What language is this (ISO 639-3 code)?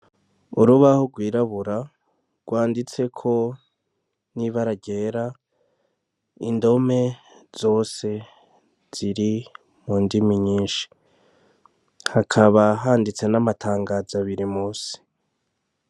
run